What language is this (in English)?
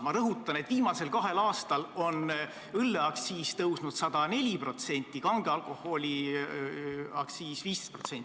Estonian